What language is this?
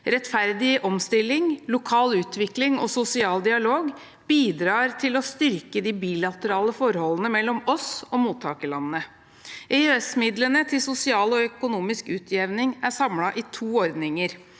Norwegian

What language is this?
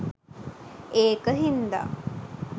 Sinhala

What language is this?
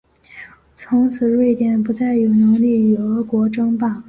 Chinese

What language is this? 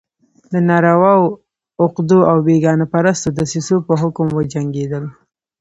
Pashto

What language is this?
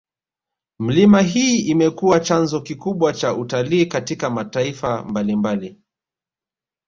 Swahili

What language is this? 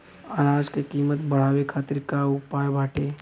Bhojpuri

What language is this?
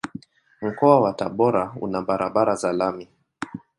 Swahili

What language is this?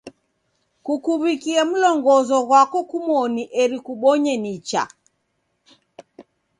Taita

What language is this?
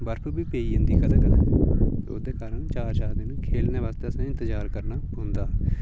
Dogri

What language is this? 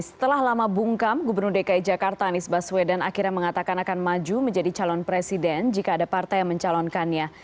Indonesian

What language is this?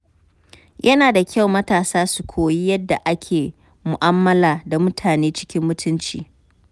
Hausa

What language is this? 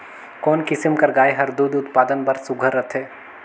Chhattisgarhi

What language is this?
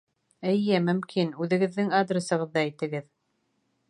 Bashkir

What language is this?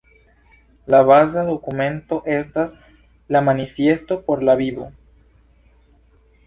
Esperanto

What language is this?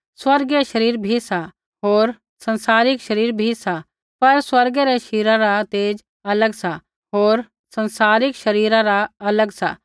Kullu Pahari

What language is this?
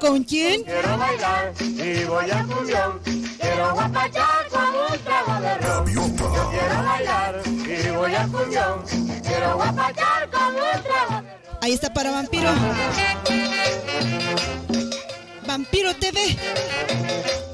Spanish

